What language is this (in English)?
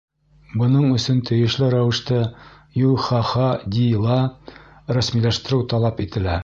Bashkir